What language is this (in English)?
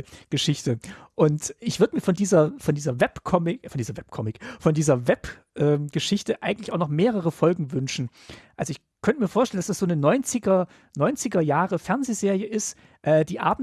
German